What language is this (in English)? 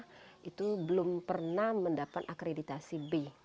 Indonesian